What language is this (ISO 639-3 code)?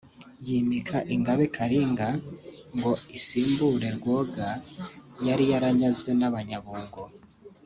kin